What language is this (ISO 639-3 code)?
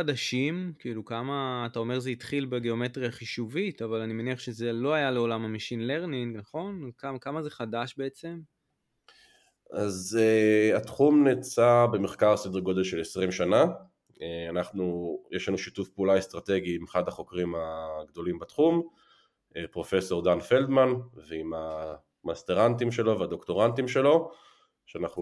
heb